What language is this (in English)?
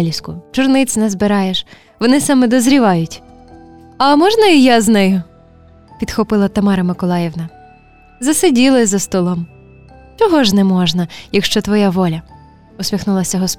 Ukrainian